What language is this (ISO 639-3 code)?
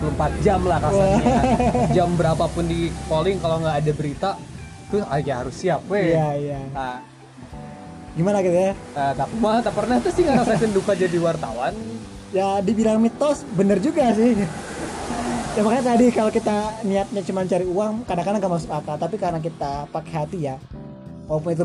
ind